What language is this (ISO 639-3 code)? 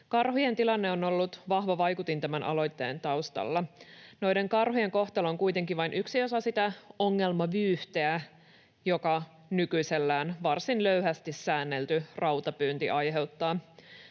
fin